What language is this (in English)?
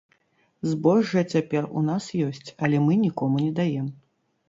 Belarusian